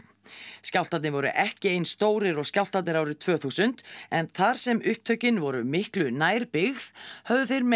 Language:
Icelandic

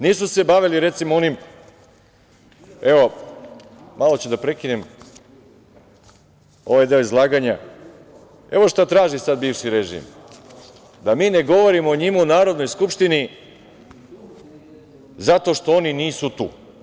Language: Serbian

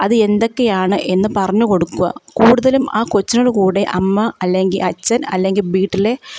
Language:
Malayalam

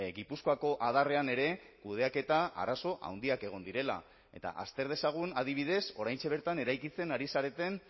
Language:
Basque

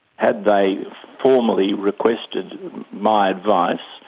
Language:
English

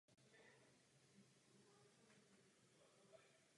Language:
Czech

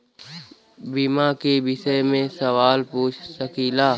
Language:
Bhojpuri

